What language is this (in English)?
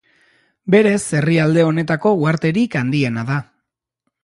Basque